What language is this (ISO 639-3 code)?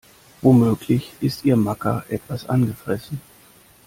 deu